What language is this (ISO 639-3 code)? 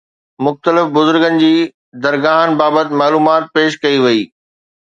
snd